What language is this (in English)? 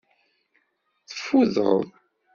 Kabyle